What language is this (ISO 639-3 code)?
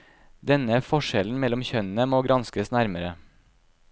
nor